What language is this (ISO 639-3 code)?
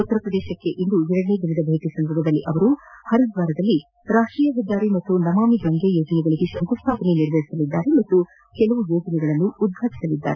kan